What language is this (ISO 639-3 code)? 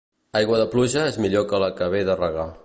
cat